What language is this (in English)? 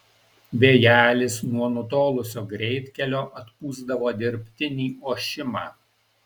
Lithuanian